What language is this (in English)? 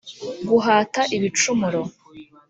Kinyarwanda